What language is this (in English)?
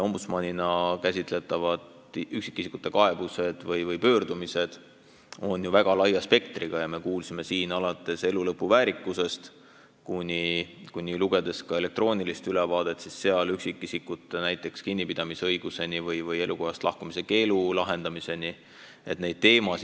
Estonian